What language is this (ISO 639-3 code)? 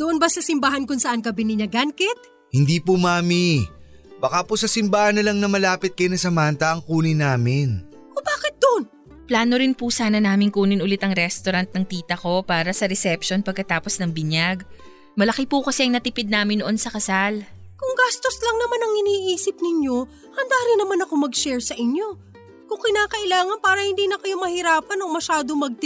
fil